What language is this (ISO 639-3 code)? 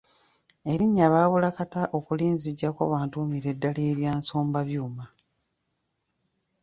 lug